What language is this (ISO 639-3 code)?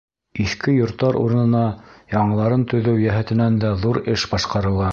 bak